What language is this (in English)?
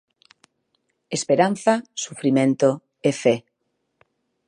Galician